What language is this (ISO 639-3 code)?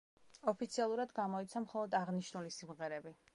kat